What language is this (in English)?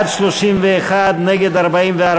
Hebrew